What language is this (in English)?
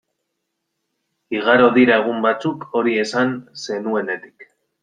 Basque